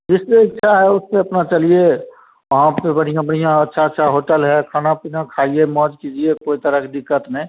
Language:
Hindi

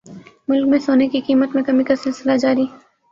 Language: Urdu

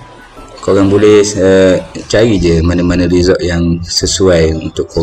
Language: Malay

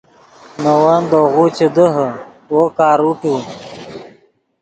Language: Yidgha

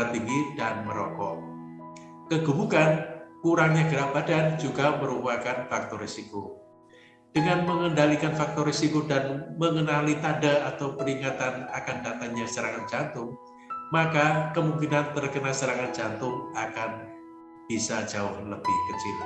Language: Indonesian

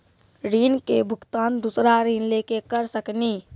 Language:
Maithili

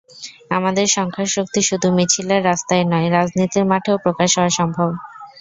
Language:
Bangla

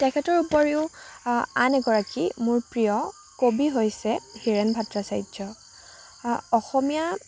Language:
Assamese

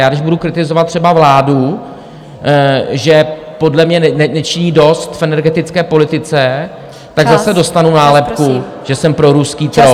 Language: Czech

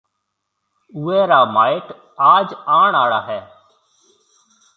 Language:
Marwari (Pakistan)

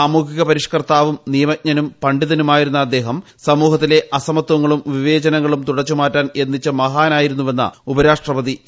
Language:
Malayalam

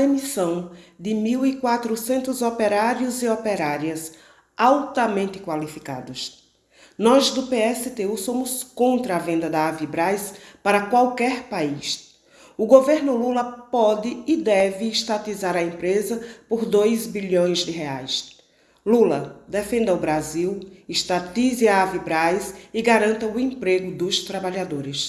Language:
Portuguese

